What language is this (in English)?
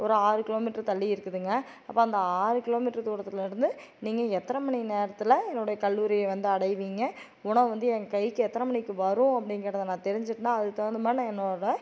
Tamil